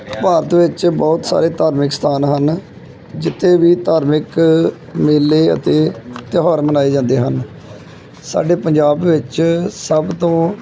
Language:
Punjabi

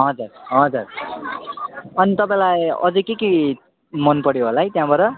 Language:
Nepali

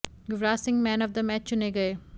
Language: Hindi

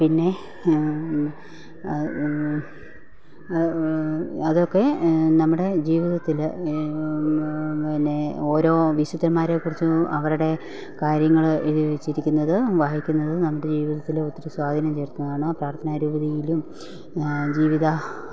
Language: Malayalam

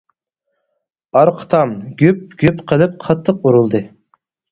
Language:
Uyghur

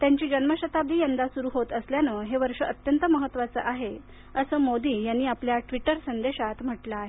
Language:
Marathi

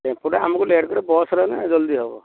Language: Odia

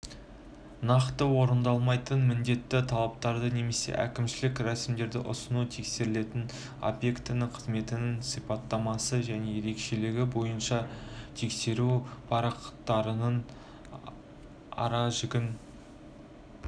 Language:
Kazakh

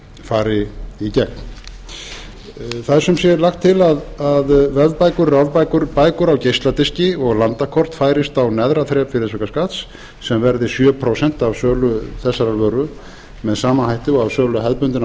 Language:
Icelandic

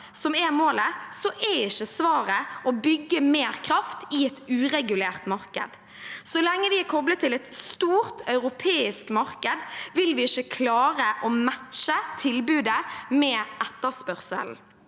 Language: Norwegian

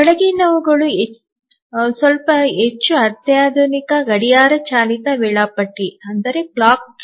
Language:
Kannada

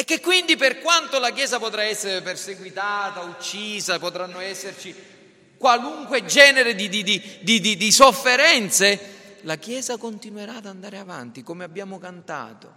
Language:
Italian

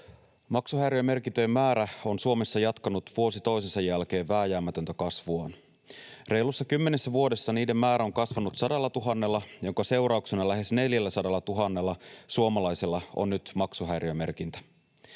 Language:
Finnish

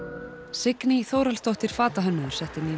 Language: Icelandic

